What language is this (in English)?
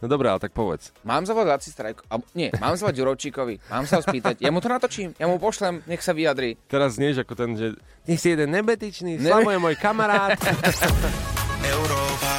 Slovak